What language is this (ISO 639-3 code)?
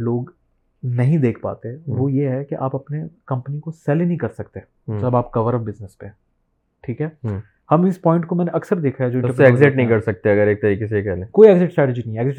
urd